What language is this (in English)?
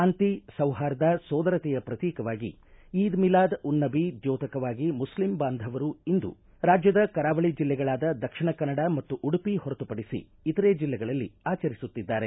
Kannada